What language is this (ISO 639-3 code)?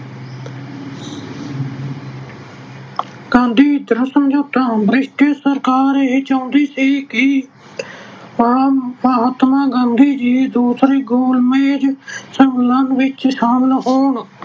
pan